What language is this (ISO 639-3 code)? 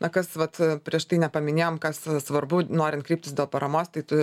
lit